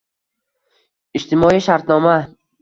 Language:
Uzbek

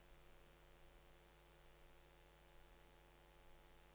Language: Norwegian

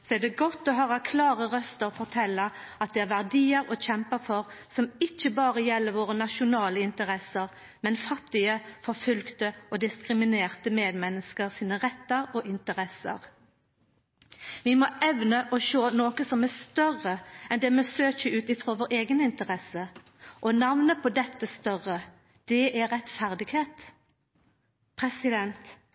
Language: Norwegian Nynorsk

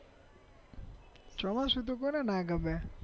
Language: Gujarati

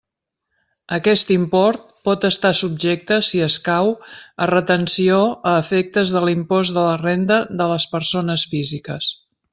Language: Catalan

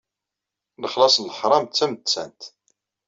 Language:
Kabyle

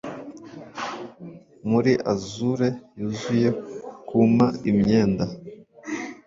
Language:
Kinyarwanda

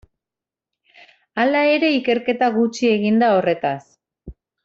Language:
Basque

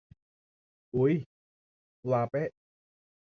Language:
Thai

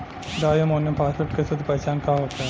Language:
Bhojpuri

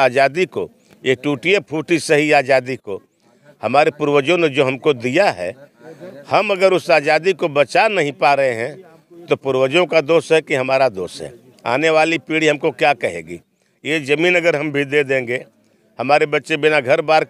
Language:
Hindi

